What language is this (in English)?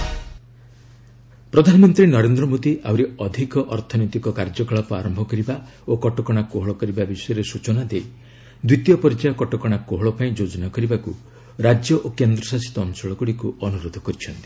Odia